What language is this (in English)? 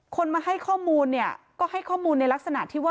Thai